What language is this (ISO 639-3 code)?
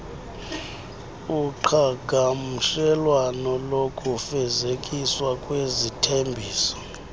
xho